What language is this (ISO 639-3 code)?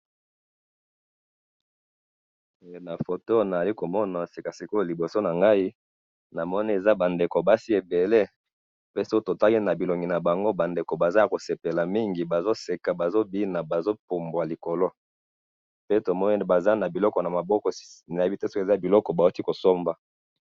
lin